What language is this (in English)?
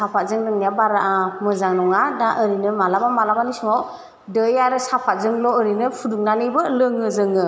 Bodo